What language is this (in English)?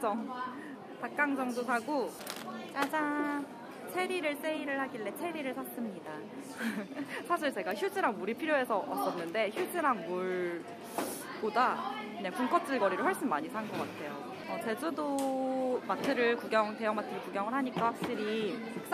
Korean